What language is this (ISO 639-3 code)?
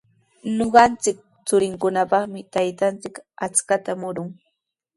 qws